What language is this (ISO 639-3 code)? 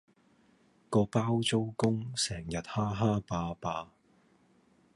yue